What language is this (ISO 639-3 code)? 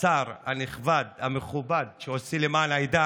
heb